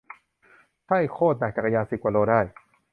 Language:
Thai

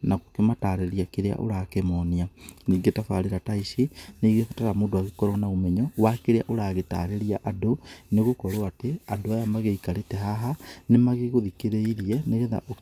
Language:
Kikuyu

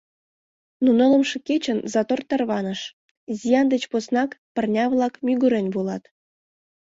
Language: Mari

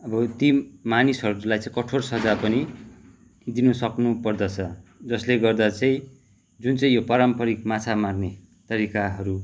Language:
Nepali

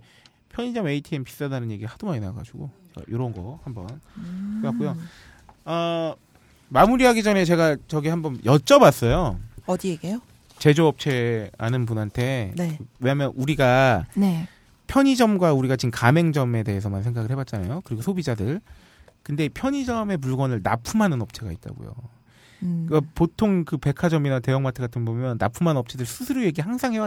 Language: Korean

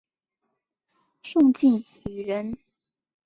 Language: Chinese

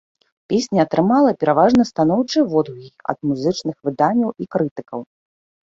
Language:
Belarusian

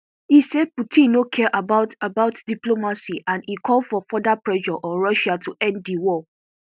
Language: Nigerian Pidgin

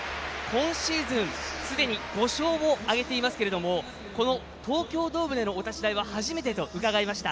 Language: Japanese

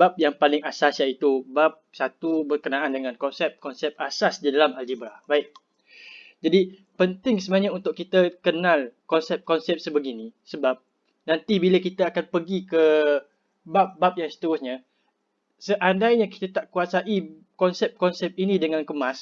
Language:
Malay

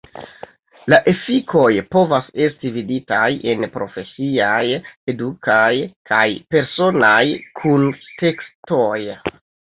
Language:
Esperanto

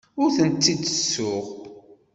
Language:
Kabyle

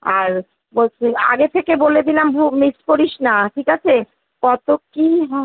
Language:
Bangla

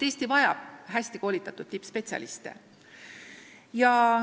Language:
Estonian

